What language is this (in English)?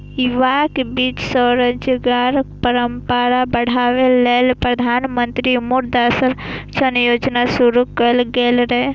Maithili